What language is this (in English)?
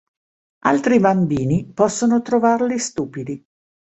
Italian